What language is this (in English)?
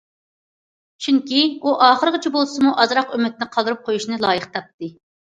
Uyghur